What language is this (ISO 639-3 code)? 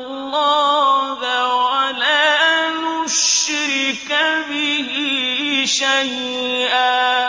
ara